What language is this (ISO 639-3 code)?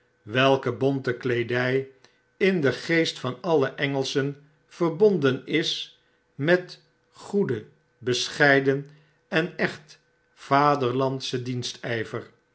nld